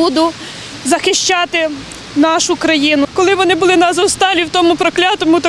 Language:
Ukrainian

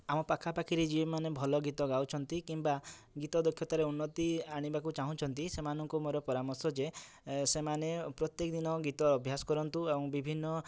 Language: Odia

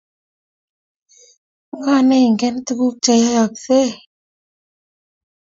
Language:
Kalenjin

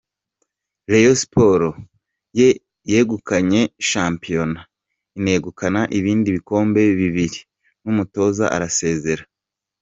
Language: Kinyarwanda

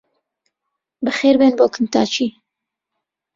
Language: Central Kurdish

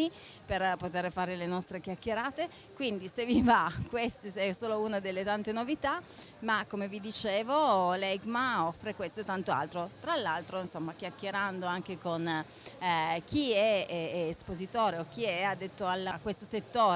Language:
Italian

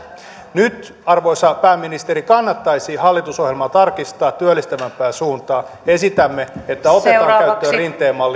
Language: Finnish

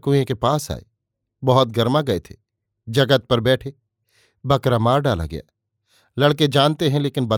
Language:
Hindi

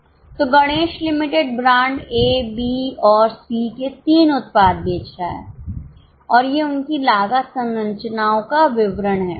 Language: Hindi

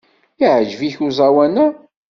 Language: Kabyle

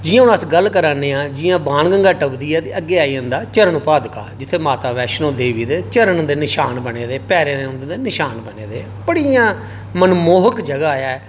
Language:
Dogri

